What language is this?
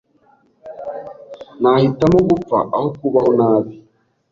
Kinyarwanda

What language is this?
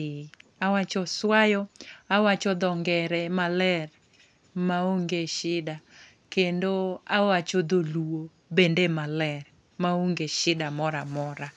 Luo (Kenya and Tanzania)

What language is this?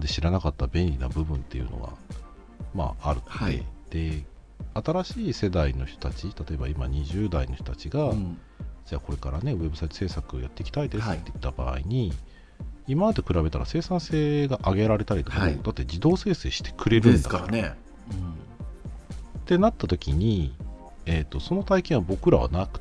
Japanese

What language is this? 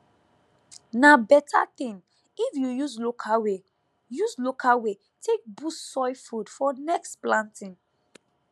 Nigerian Pidgin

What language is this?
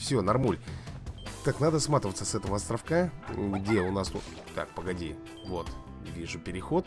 Russian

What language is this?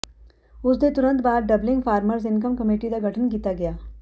Punjabi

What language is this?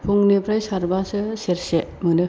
Bodo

